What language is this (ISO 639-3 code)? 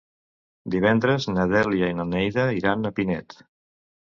cat